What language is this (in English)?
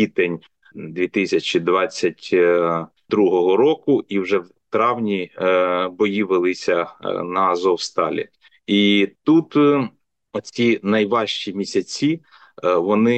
Ukrainian